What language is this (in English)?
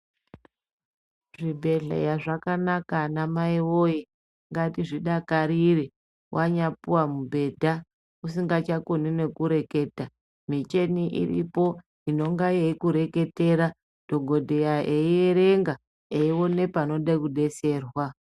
Ndau